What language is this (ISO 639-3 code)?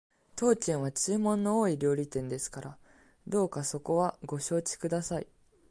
jpn